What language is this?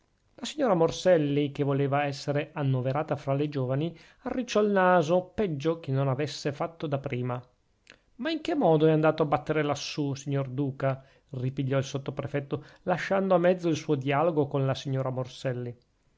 Italian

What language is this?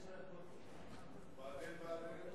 Hebrew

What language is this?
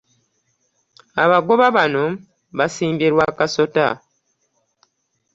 Ganda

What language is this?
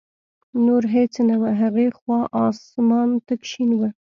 Pashto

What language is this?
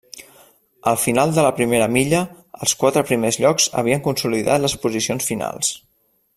Catalan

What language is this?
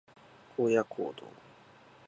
Japanese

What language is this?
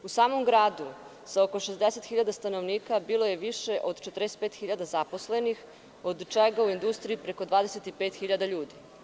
Serbian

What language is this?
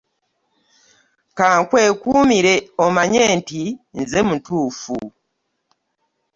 Ganda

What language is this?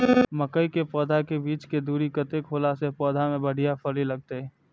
Maithili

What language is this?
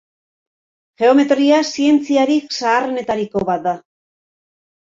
Basque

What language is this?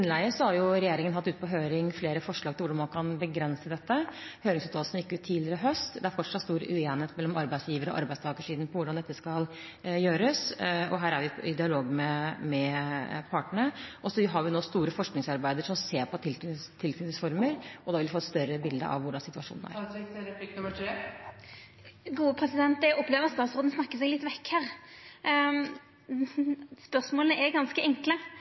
Norwegian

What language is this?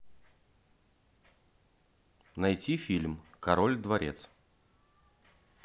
Russian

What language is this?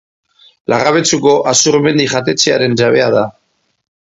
Basque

